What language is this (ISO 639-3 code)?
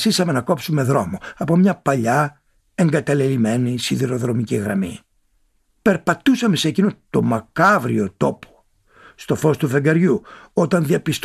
ell